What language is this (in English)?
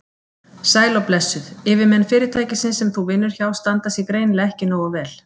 Icelandic